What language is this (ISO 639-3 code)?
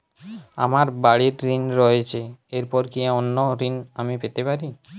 ben